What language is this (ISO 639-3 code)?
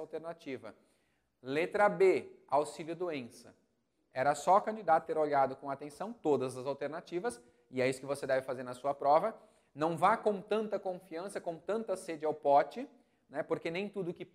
por